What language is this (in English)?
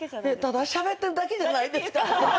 Japanese